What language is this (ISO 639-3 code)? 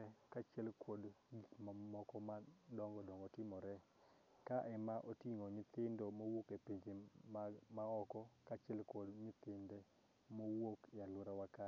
luo